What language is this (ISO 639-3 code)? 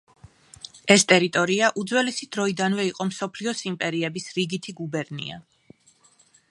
kat